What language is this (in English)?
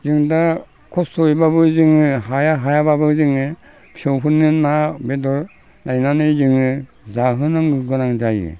Bodo